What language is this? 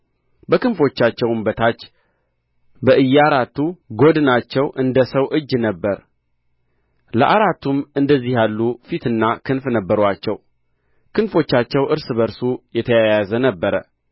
Amharic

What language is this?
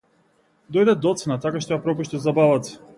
Macedonian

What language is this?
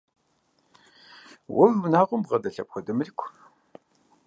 Kabardian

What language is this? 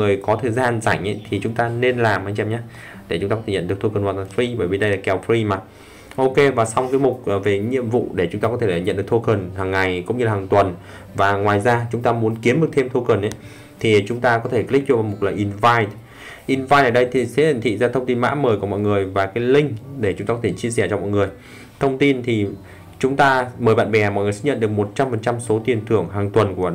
Vietnamese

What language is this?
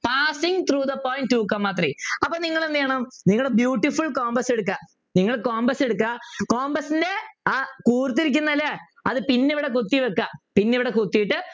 Malayalam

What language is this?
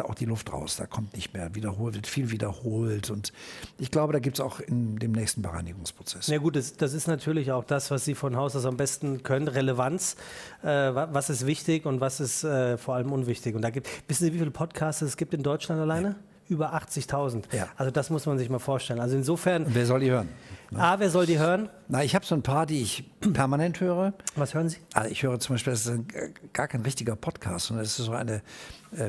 German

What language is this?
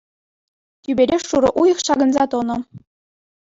Chuvash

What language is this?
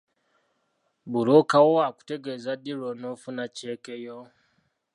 Ganda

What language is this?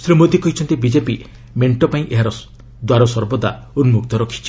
Odia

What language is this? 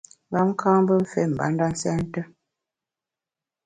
Bamun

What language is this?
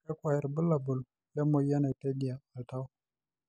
Masai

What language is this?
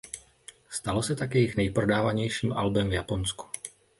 Czech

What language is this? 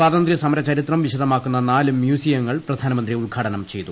Malayalam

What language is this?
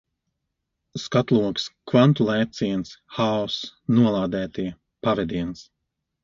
Latvian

